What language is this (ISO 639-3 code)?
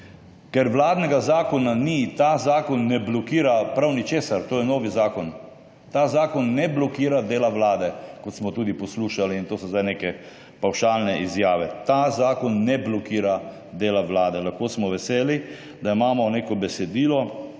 slv